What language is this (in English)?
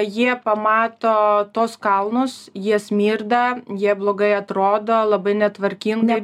Lithuanian